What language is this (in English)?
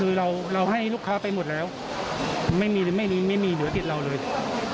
Thai